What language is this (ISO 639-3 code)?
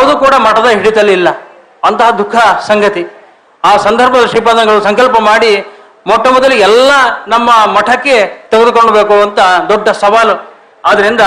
kan